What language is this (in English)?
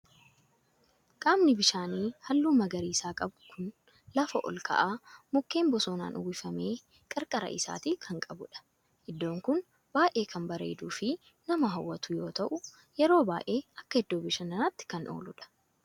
Oromo